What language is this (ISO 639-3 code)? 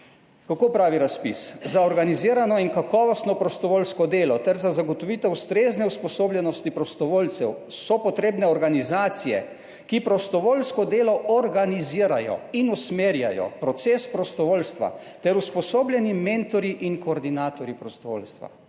slv